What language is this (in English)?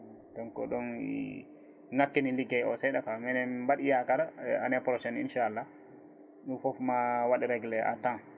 Fula